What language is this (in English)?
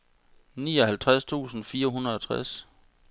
Danish